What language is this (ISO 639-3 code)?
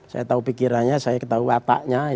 ind